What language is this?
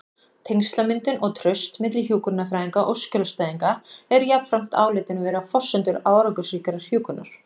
Icelandic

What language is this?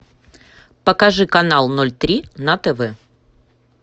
Russian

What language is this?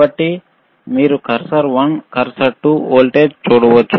Telugu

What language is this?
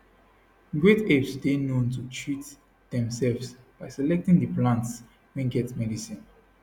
Nigerian Pidgin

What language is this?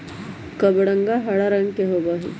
Magahi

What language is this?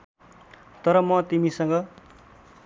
Nepali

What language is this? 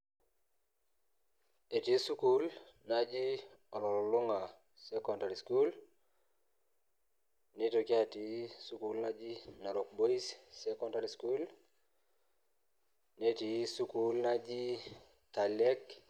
Masai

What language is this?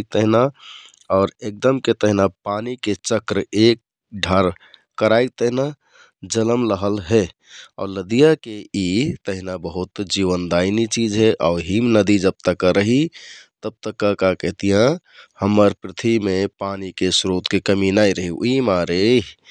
Kathoriya Tharu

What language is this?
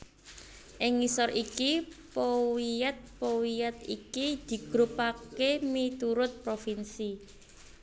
Javanese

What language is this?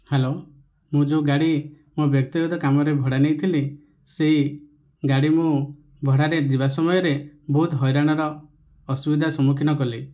Odia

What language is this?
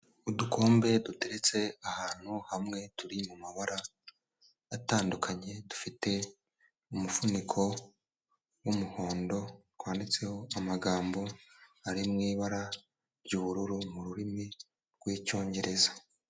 Kinyarwanda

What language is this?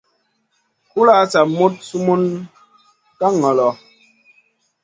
Masana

